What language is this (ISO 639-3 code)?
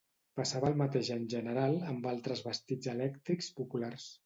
cat